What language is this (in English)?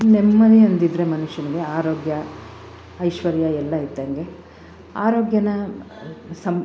Kannada